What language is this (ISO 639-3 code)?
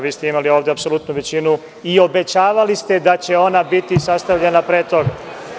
srp